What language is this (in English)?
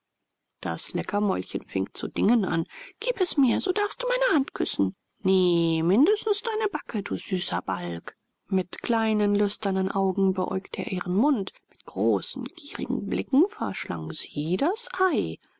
German